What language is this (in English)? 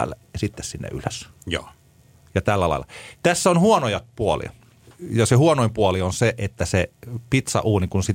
Finnish